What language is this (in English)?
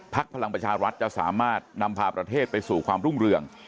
Thai